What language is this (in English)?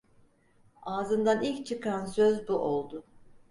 Turkish